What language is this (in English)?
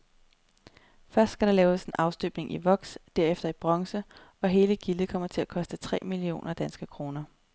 Danish